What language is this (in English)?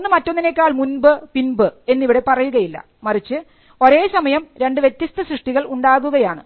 Malayalam